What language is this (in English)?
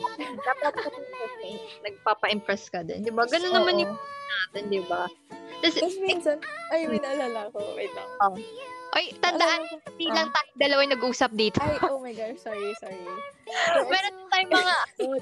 Filipino